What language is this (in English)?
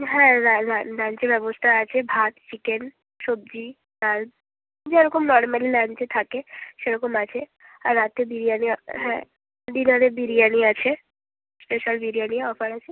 Bangla